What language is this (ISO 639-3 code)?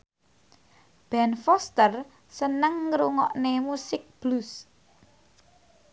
jav